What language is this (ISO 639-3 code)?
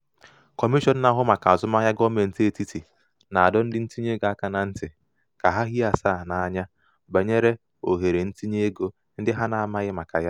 ibo